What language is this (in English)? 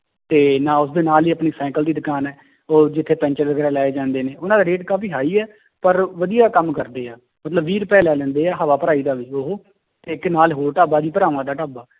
Punjabi